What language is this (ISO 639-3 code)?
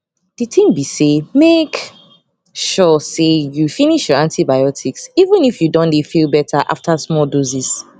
pcm